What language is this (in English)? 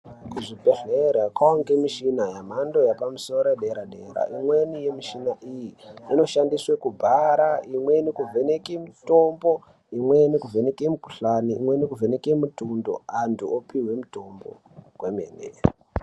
Ndau